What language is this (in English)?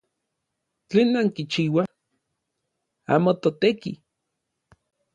Orizaba Nahuatl